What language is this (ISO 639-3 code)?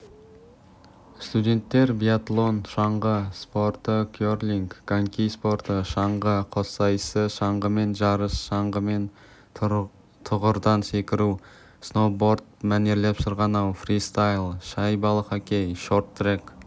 kaz